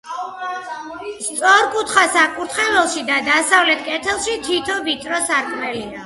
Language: Georgian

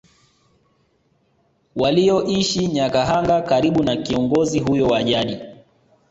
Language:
Swahili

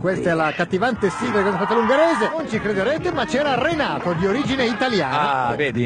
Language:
Italian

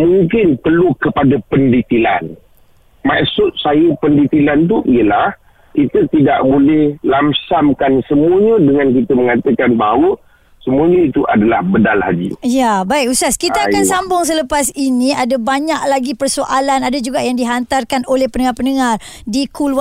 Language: Malay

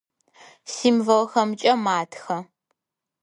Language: Adyghe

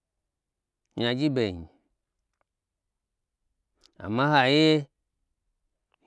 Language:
Gbagyi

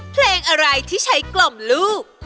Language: Thai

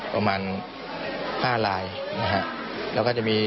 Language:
Thai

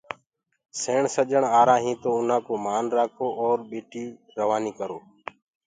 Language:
Gurgula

